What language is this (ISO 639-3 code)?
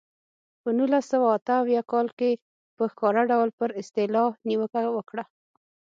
pus